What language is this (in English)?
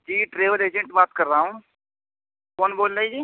Urdu